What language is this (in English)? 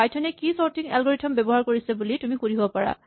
Assamese